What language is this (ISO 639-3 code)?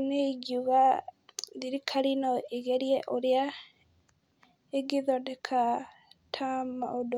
kik